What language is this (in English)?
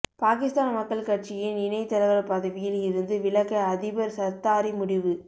Tamil